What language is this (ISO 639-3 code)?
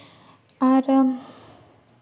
sat